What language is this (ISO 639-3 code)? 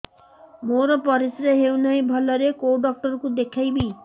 ori